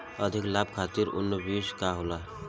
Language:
Bhojpuri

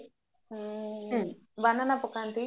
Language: Odia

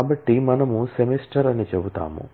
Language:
Telugu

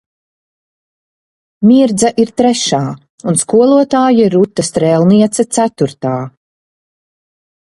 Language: Latvian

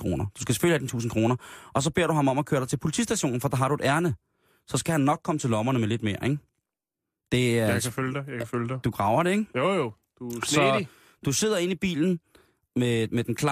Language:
Danish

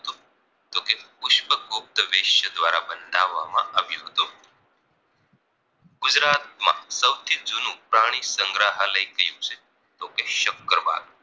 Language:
Gujarati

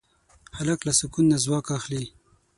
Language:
Pashto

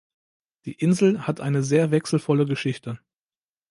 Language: German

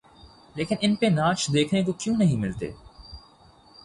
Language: Urdu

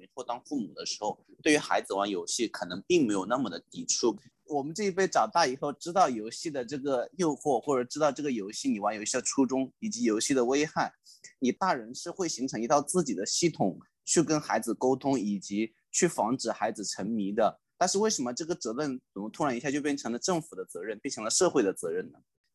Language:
Chinese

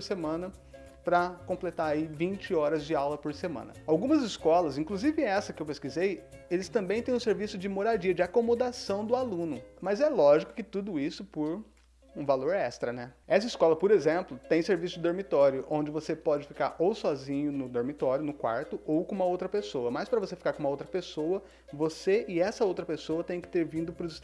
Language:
Portuguese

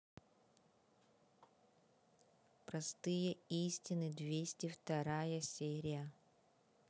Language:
Russian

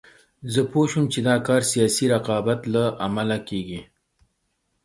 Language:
Pashto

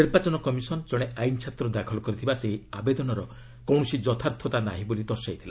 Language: Odia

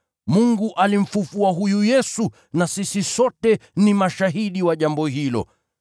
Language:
Swahili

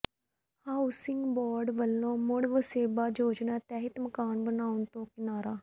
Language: Punjabi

